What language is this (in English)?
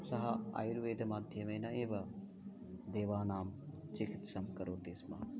Sanskrit